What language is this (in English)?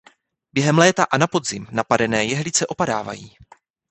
Czech